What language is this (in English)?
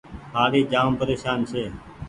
Goaria